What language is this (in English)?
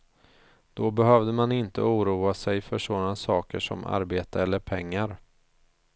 Swedish